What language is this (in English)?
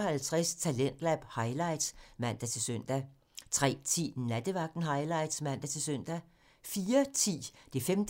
Danish